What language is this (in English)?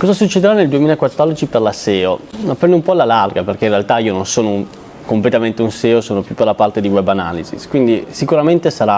Italian